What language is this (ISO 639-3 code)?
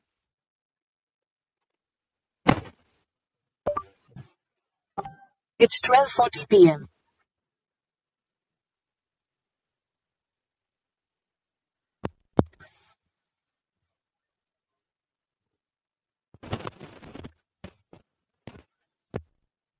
tam